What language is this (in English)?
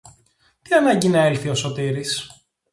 Greek